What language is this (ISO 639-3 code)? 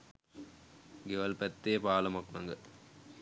sin